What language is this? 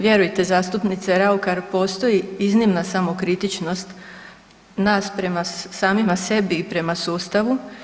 Croatian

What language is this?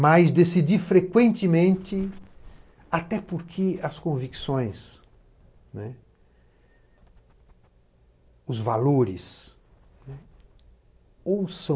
Portuguese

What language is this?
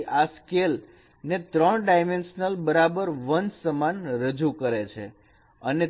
Gujarati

